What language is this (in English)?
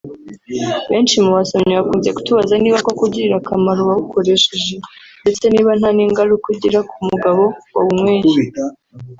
Kinyarwanda